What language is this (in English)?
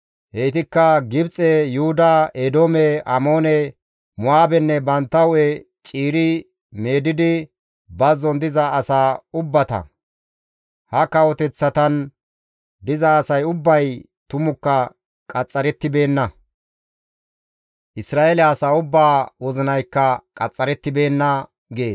Gamo